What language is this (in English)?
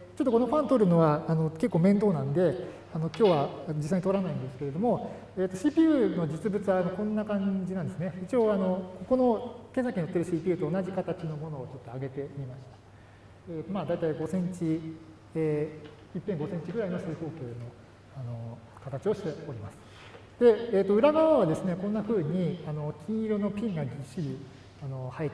Japanese